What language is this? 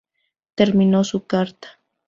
Spanish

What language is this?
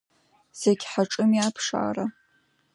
Abkhazian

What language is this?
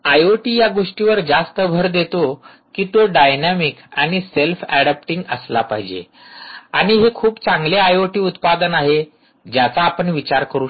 Marathi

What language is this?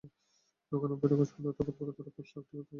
Bangla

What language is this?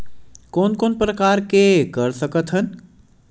Chhattisgarhi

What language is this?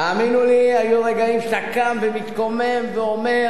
Hebrew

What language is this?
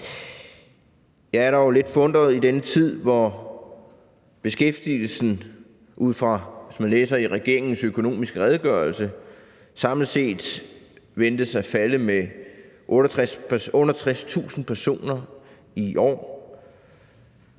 Danish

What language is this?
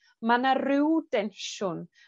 Welsh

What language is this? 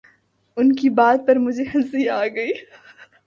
Urdu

